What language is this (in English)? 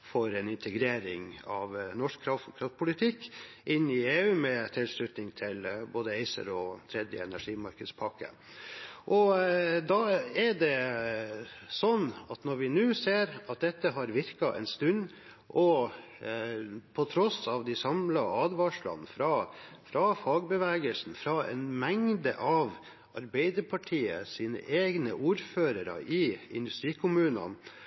Norwegian Bokmål